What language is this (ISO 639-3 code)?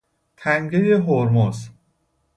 fas